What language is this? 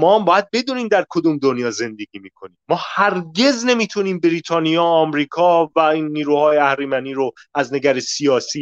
Persian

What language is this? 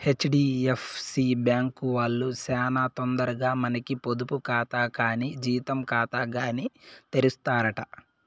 Telugu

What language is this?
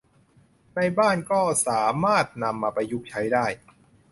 Thai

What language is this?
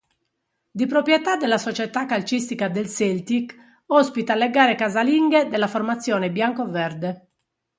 Italian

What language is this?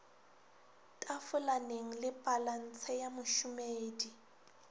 Northern Sotho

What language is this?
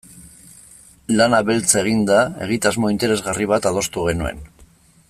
Basque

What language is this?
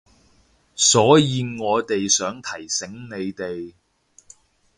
Cantonese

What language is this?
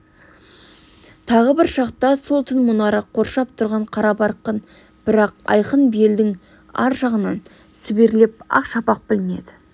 Kazakh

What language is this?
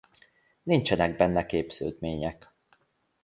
Hungarian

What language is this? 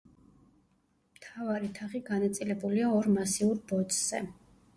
Georgian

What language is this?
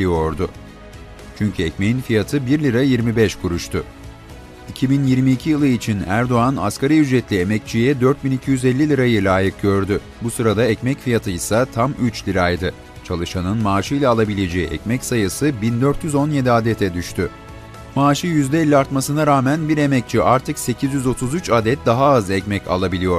Turkish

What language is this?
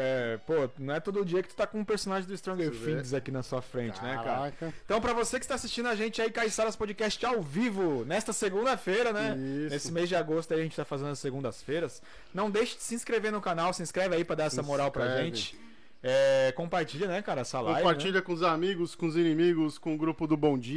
Portuguese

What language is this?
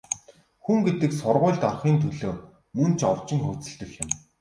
Mongolian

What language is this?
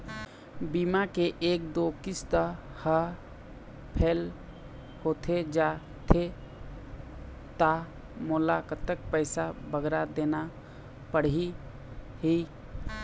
Chhattisgarhi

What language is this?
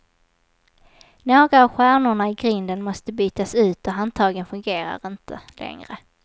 Swedish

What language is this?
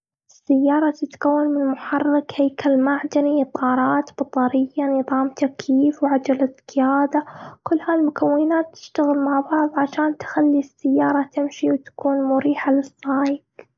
Gulf Arabic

